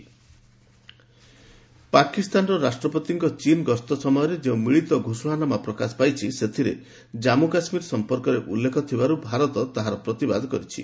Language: Odia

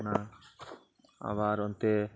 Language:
Santali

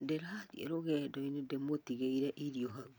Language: Kikuyu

